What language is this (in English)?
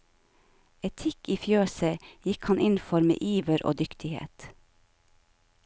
Norwegian